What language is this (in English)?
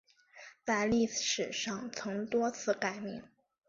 Chinese